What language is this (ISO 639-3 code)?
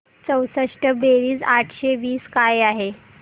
mar